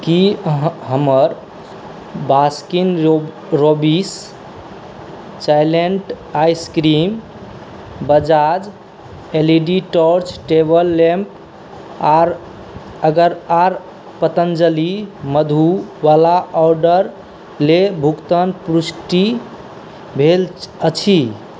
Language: Maithili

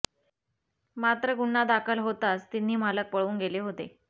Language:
Marathi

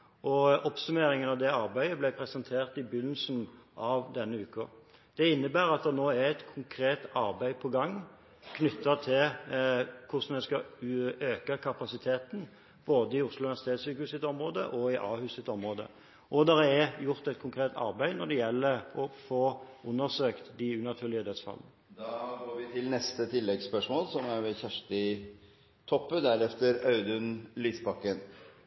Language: Norwegian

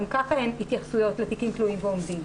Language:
Hebrew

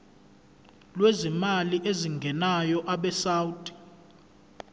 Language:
Zulu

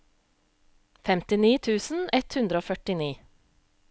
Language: Norwegian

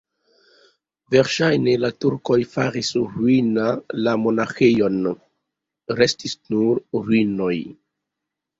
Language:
Esperanto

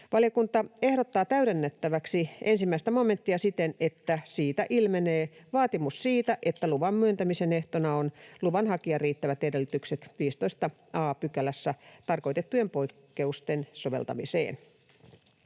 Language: Finnish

